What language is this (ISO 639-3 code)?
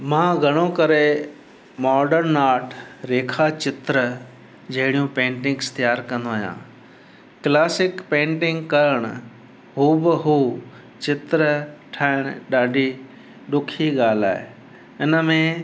snd